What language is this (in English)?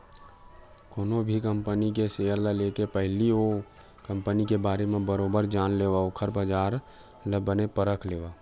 Chhattisgarhi